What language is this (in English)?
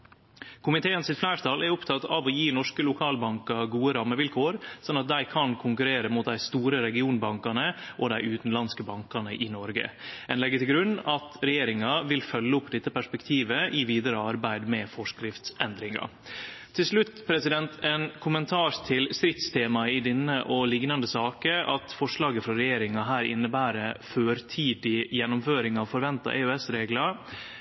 Norwegian Nynorsk